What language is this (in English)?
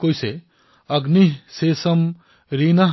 Assamese